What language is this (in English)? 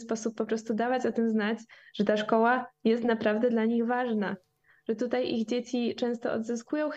Polish